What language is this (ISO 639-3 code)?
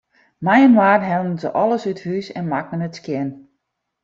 fry